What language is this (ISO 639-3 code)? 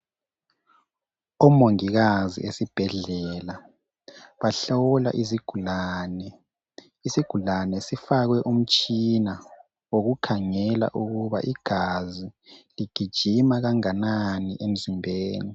nde